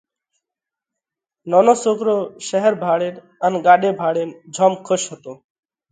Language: Parkari Koli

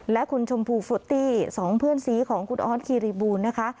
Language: Thai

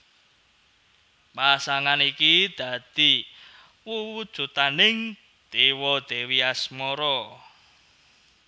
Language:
Javanese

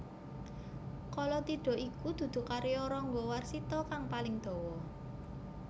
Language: Javanese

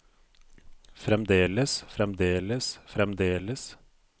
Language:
Norwegian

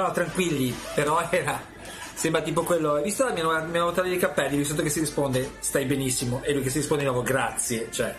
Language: Italian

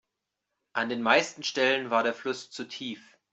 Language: German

